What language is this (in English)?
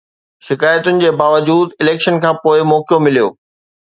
Sindhi